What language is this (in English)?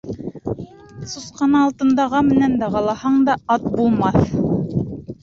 Bashkir